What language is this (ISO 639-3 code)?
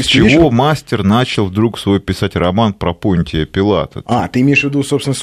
rus